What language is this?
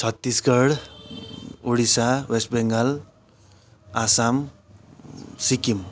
Nepali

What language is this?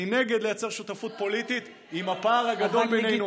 Hebrew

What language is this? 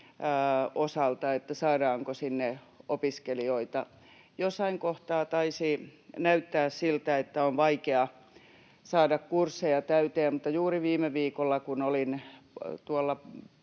Finnish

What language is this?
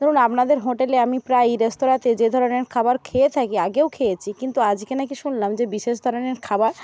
Bangla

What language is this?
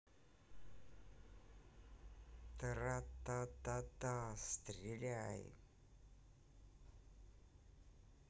Russian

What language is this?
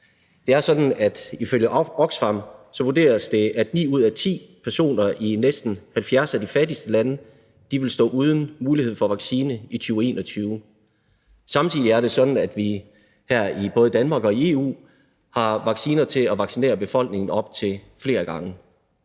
Danish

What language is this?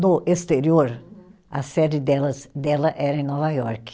Portuguese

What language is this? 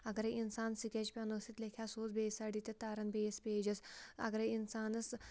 Kashmiri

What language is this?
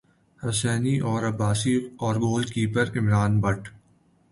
Urdu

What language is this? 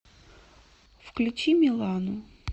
Russian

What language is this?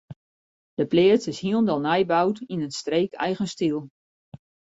Western Frisian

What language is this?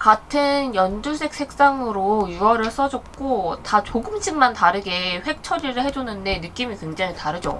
Korean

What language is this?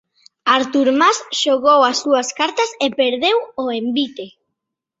Galician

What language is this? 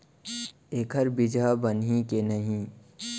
Chhattisgarhi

